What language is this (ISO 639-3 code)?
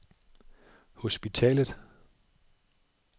dan